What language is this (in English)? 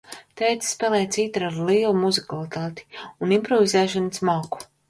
Latvian